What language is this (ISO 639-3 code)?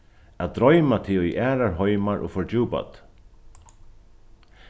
fao